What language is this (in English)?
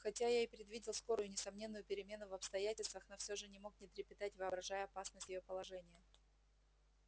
Russian